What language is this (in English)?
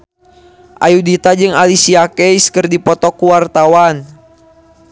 Sundanese